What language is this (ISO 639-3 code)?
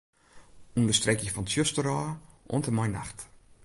fry